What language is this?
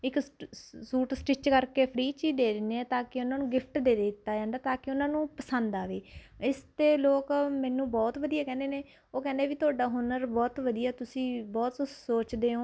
Punjabi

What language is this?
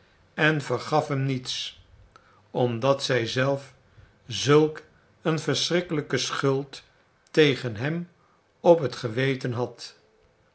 Dutch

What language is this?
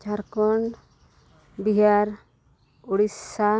Santali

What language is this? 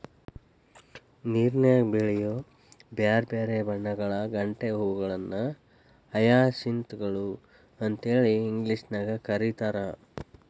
Kannada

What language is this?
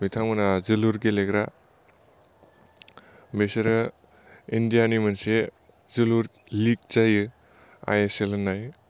Bodo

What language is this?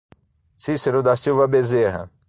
Portuguese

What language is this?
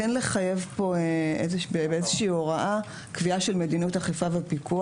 Hebrew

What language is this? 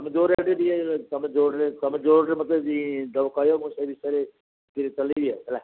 Odia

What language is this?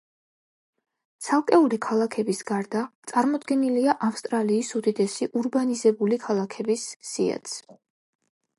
Georgian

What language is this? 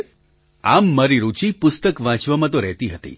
Gujarati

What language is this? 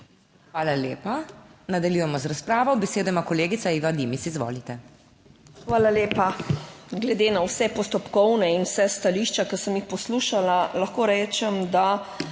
Slovenian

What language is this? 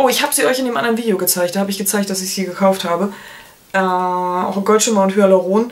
German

